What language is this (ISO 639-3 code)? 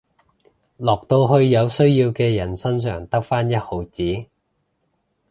yue